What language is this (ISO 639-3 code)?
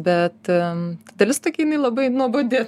lit